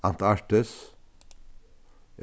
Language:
Faroese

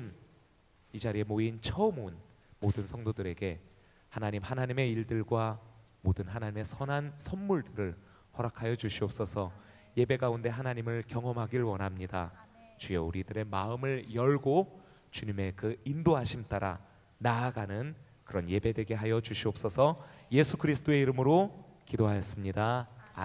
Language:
Korean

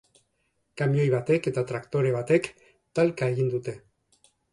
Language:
Basque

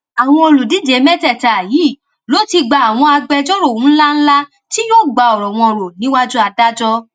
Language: Yoruba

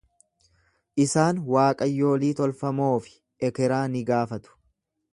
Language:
Oromo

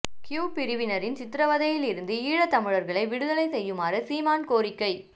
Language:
Tamil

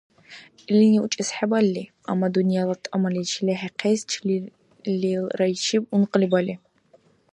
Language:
Dargwa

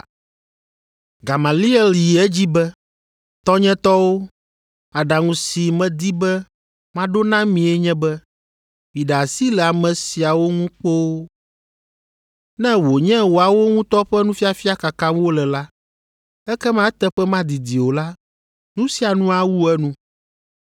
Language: Ewe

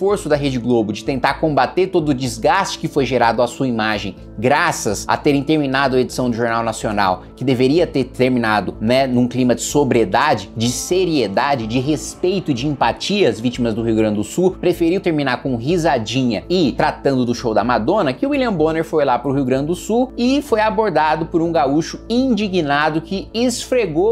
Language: Portuguese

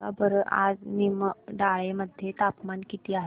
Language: Marathi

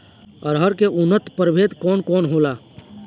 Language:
Bhojpuri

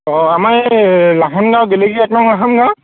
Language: Assamese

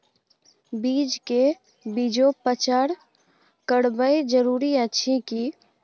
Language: Maithili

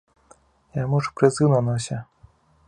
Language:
Belarusian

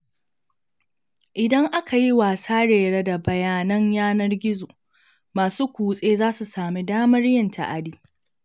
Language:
Hausa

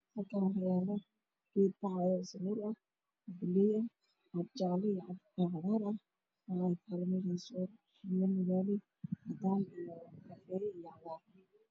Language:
Somali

